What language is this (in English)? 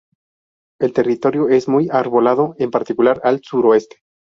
Spanish